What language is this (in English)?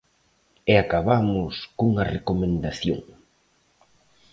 Galician